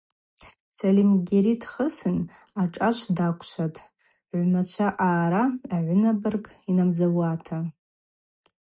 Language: Abaza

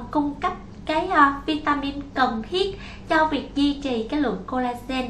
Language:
Vietnamese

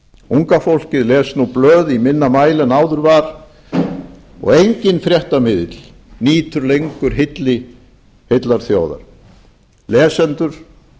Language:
Icelandic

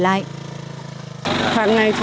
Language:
Vietnamese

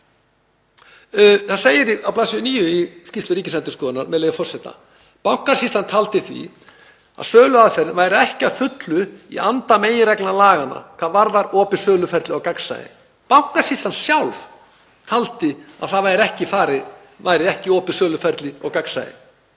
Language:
Icelandic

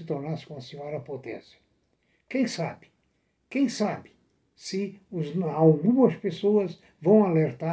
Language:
Portuguese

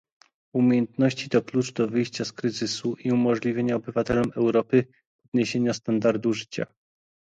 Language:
Polish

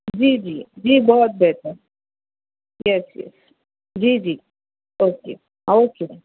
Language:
Urdu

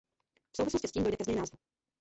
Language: Czech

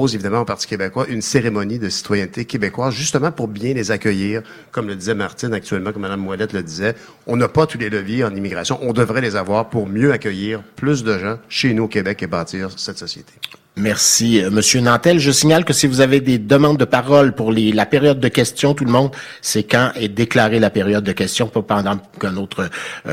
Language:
French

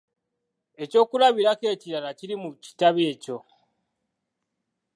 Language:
Ganda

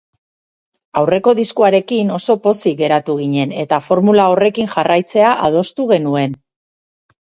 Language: Basque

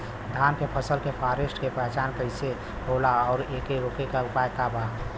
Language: Bhojpuri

